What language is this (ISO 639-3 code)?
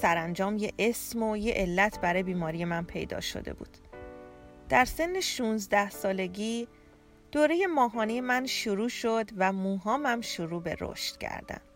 fas